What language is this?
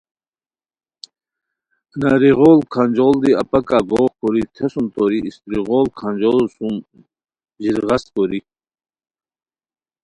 Khowar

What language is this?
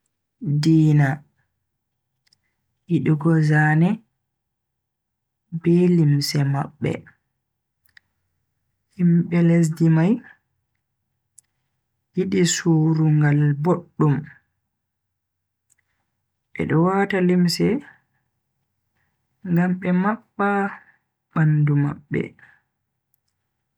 Bagirmi Fulfulde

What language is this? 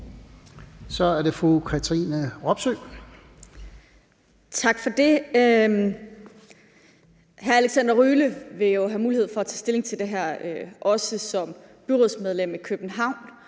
Danish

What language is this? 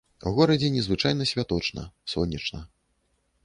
Belarusian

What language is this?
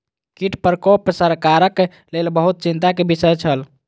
Maithili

